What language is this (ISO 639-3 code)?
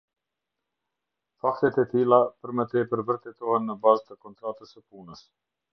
sqi